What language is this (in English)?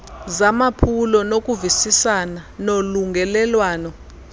Xhosa